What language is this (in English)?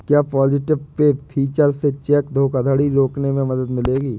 Hindi